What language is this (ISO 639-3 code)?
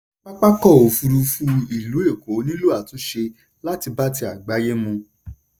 yor